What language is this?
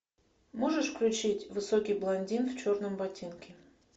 Russian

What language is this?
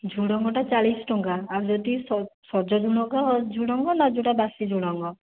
Odia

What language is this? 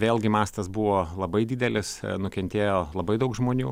Lithuanian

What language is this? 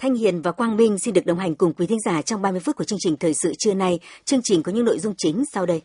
Vietnamese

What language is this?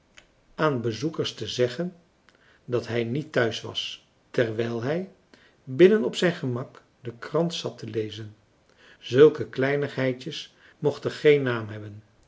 Dutch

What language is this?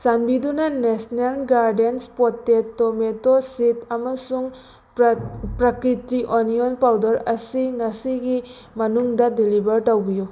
Manipuri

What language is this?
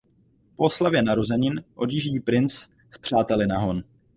Czech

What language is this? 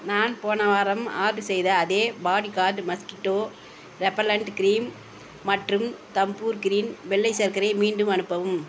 Tamil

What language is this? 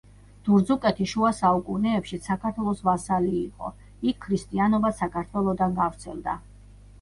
Georgian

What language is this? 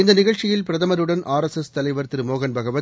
Tamil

